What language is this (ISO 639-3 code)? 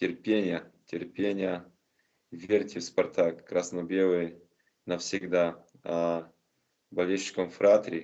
rus